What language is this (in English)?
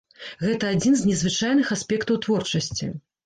Belarusian